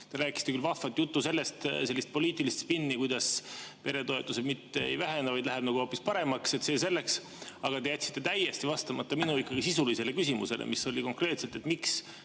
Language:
Estonian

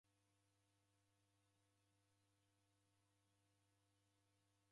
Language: Taita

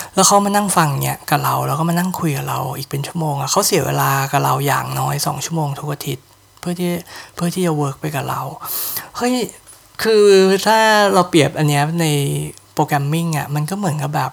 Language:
Thai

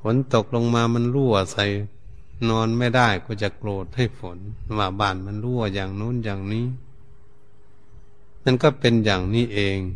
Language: Thai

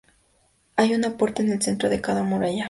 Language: Spanish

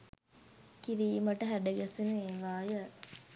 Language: Sinhala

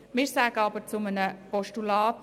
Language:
Swiss German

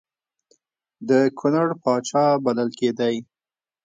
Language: Pashto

